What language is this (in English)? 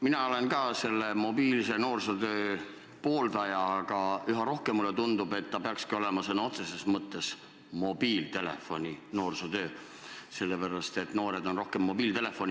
Estonian